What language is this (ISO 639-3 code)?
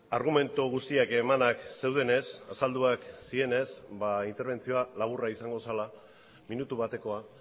eus